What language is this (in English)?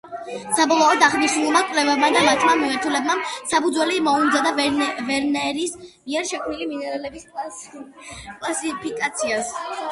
Georgian